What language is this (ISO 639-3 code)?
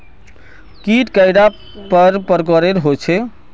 mag